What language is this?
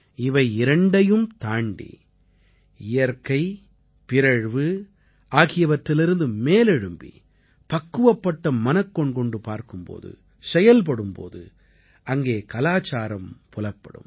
Tamil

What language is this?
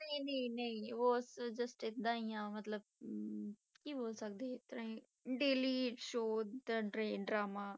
Punjabi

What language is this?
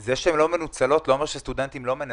Hebrew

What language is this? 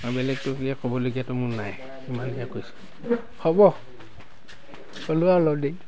Assamese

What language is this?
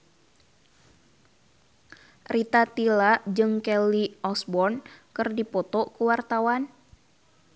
Sundanese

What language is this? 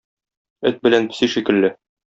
Tatar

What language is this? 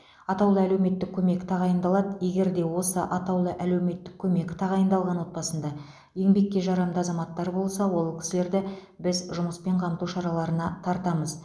Kazakh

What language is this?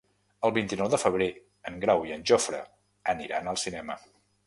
Catalan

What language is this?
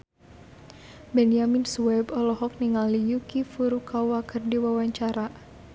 Sundanese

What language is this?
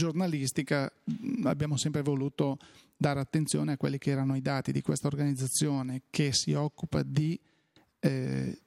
Italian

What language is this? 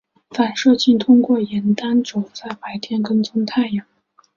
Chinese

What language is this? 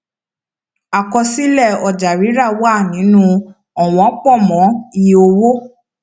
Yoruba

